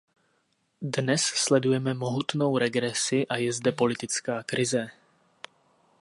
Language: Czech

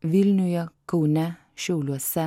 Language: Lithuanian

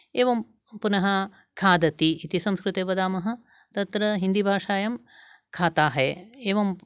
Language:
Sanskrit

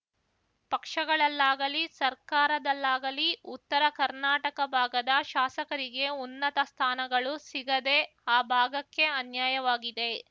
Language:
Kannada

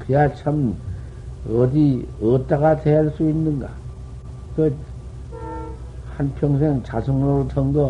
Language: Korean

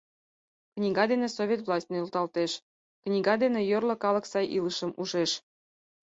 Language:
Mari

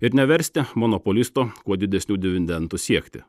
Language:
Lithuanian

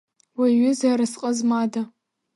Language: Abkhazian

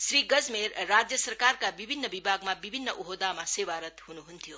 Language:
Nepali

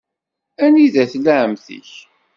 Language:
Kabyle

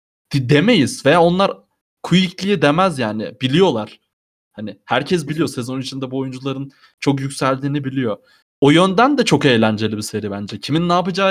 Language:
Turkish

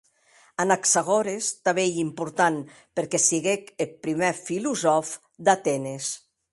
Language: Occitan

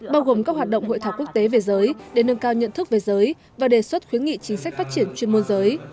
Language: Vietnamese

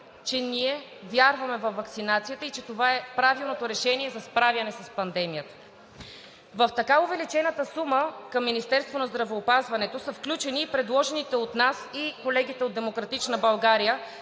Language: Bulgarian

